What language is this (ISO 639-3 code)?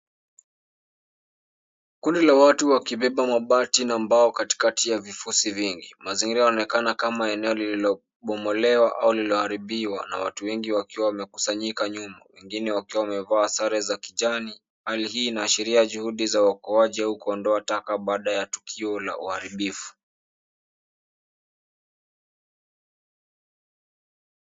swa